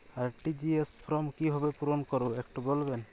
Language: Bangla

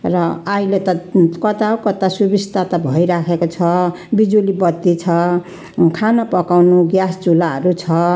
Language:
Nepali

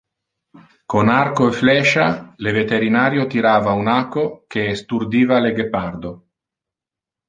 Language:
Interlingua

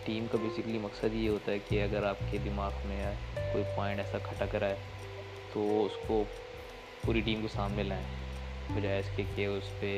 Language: Urdu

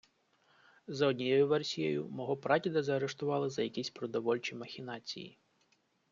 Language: Ukrainian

